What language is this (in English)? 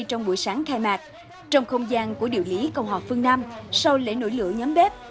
Vietnamese